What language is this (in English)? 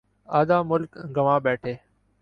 Urdu